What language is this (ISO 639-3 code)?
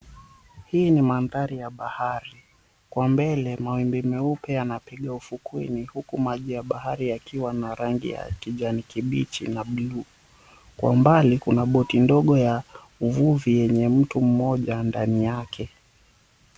swa